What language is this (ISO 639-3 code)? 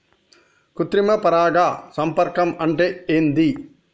tel